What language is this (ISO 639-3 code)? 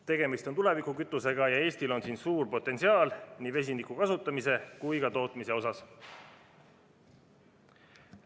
est